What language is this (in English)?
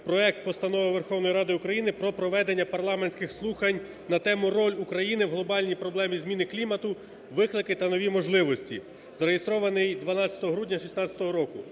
Ukrainian